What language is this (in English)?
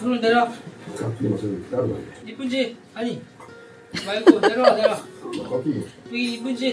Korean